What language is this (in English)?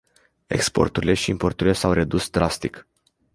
Romanian